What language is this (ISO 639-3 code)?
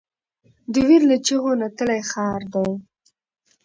pus